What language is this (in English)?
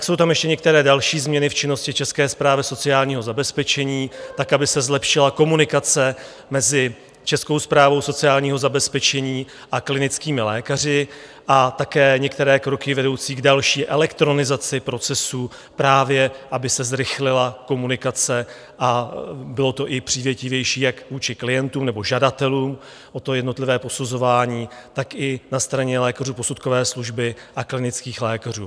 Czech